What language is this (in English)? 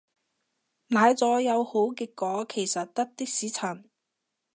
Cantonese